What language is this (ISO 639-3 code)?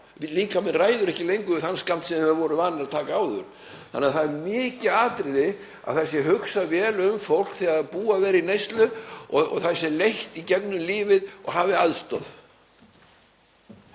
isl